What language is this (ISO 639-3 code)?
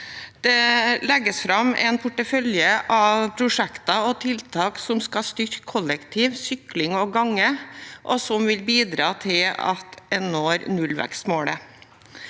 nor